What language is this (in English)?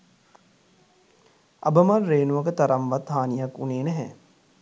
Sinhala